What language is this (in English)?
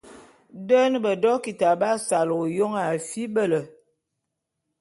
Bulu